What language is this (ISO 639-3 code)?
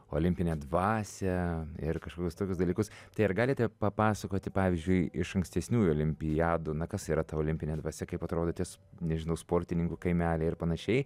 lit